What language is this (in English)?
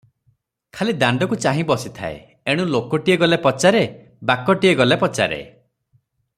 Odia